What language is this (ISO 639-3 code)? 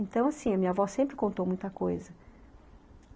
por